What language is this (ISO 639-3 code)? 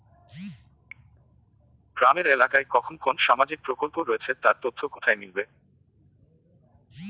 ben